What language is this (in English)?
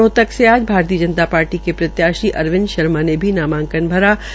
Hindi